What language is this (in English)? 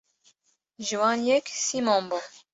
Kurdish